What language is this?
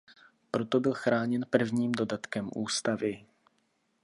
Czech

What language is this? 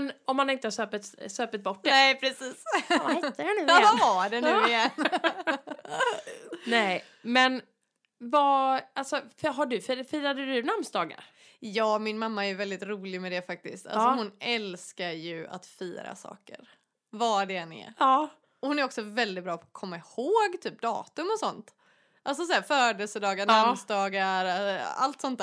Swedish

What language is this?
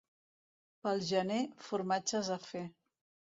Catalan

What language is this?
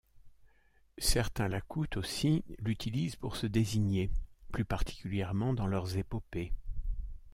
French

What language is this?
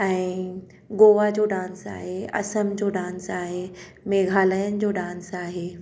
Sindhi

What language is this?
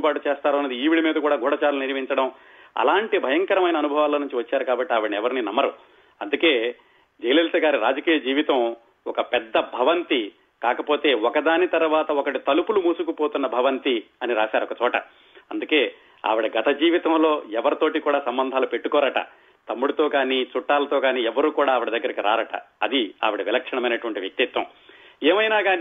Telugu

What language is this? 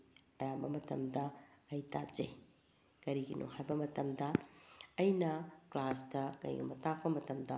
Manipuri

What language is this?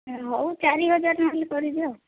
Odia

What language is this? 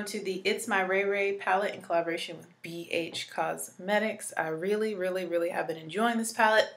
English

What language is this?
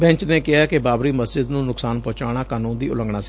Punjabi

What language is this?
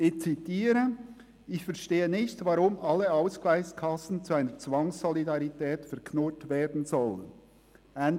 Swiss German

